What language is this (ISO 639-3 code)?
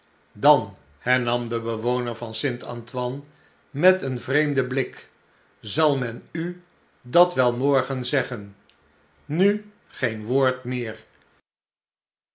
nld